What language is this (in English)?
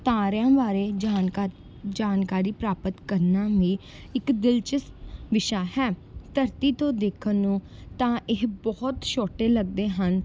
Punjabi